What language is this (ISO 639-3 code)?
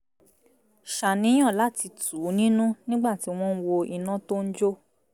yor